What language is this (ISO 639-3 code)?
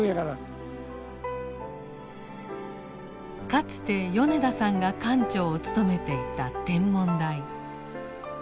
jpn